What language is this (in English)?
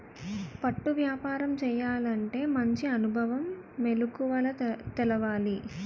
Telugu